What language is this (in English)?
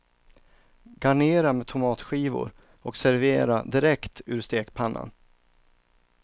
Swedish